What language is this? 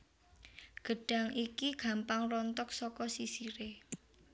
Javanese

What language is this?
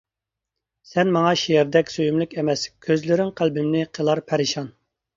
Uyghur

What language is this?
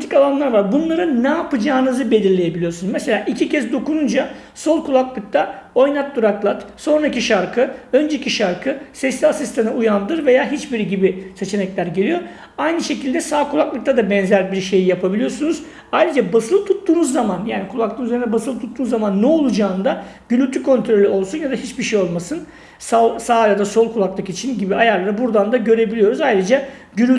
Turkish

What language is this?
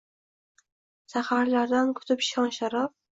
Uzbek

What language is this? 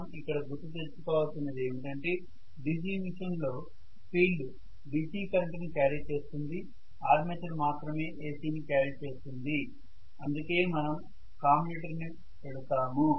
Telugu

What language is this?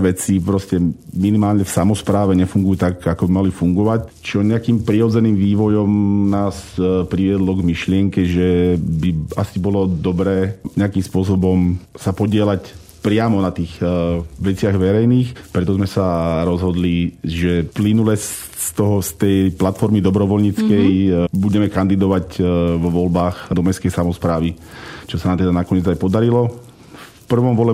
Slovak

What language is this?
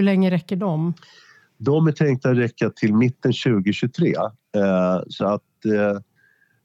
Swedish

